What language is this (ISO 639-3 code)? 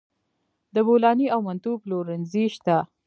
pus